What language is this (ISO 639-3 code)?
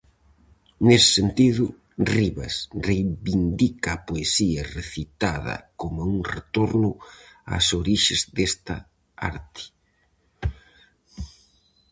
glg